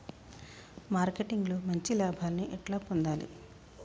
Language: Telugu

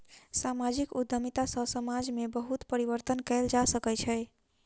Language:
Maithili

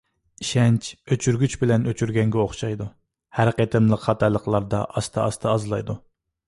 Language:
Uyghur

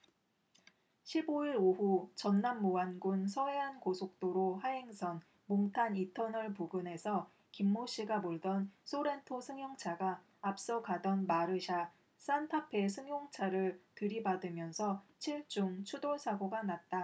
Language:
Korean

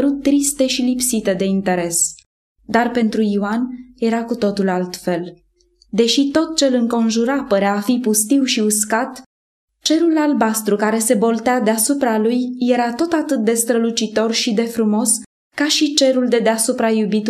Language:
Romanian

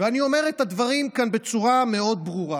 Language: Hebrew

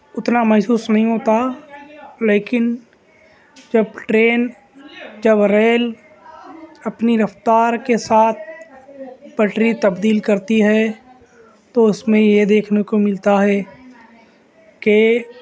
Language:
Urdu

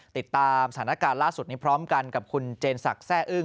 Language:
Thai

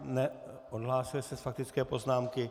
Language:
Czech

